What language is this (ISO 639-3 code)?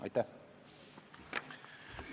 est